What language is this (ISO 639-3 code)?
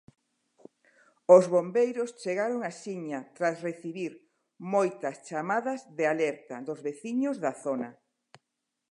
glg